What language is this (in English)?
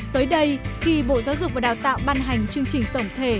Vietnamese